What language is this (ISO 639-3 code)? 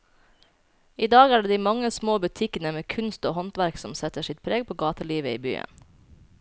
nor